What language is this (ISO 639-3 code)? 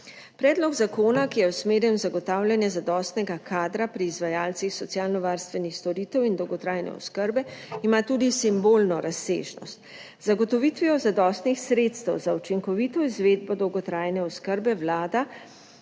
slv